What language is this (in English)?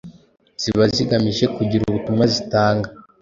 Kinyarwanda